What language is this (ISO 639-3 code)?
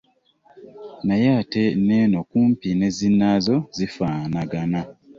lug